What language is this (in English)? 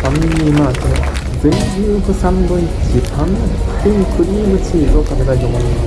Japanese